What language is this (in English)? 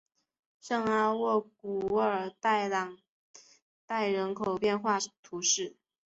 Chinese